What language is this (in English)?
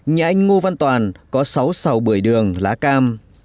Vietnamese